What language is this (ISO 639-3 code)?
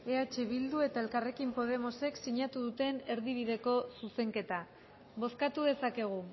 eus